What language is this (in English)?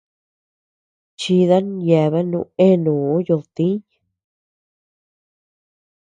Tepeuxila Cuicatec